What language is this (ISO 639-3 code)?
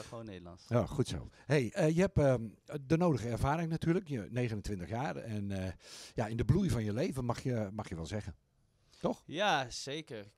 nld